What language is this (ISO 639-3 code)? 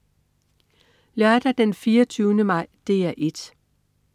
dan